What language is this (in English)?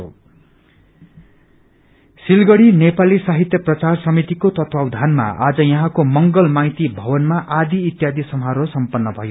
Nepali